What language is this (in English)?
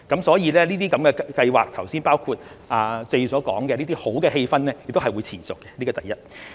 Cantonese